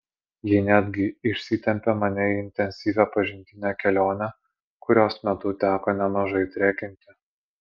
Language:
Lithuanian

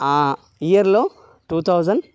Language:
Telugu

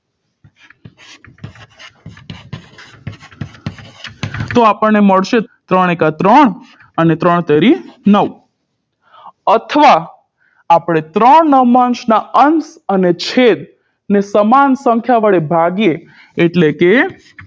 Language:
Gujarati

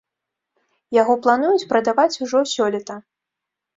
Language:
Belarusian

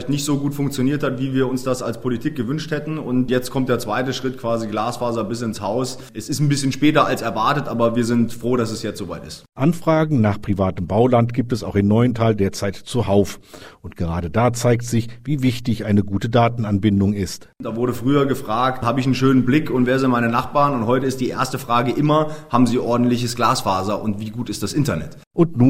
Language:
German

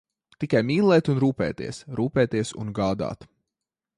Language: Latvian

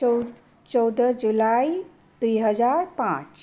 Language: Nepali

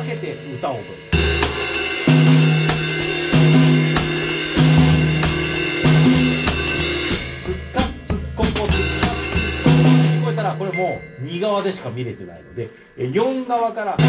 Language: Japanese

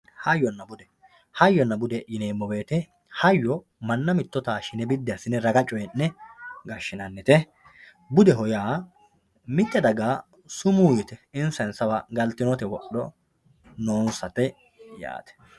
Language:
Sidamo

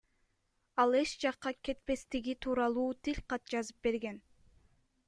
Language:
Kyrgyz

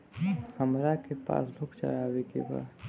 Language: Bhojpuri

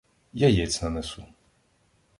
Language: Ukrainian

